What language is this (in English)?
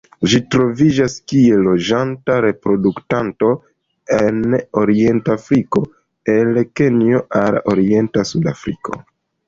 Esperanto